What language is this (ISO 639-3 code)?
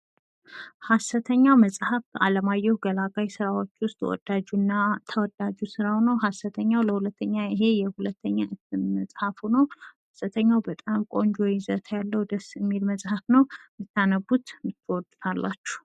amh